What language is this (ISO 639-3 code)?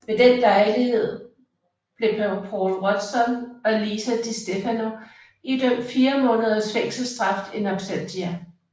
dan